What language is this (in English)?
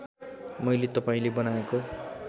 Nepali